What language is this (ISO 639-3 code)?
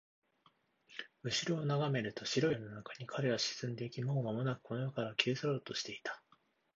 jpn